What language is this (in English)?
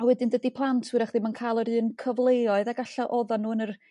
Welsh